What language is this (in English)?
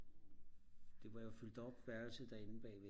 Danish